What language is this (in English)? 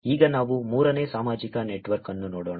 Kannada